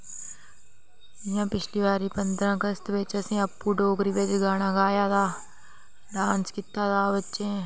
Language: Dogri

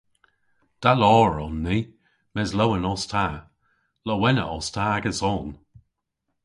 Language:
Cornish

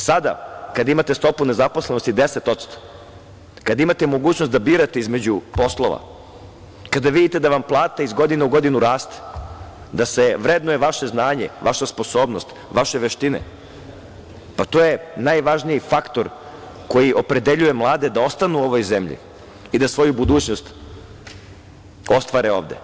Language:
Serbian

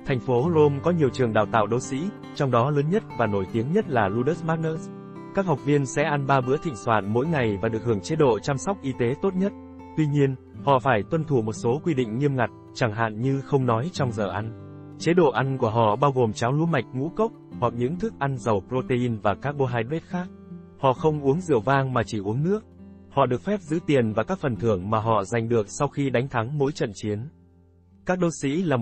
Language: Vietnamese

